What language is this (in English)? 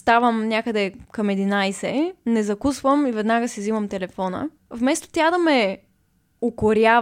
Bulgarian